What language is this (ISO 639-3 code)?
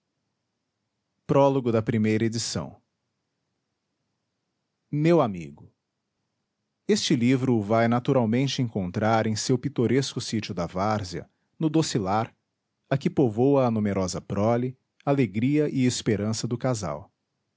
por